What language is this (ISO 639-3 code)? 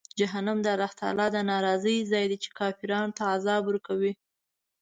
pus